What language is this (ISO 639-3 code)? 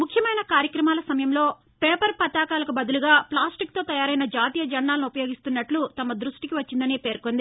tel